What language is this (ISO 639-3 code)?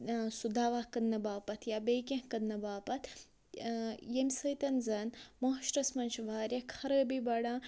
kas